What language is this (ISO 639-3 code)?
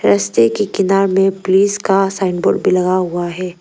hin